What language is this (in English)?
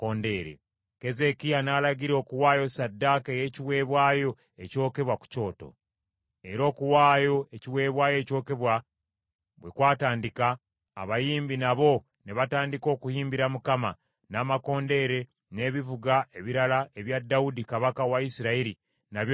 Ganda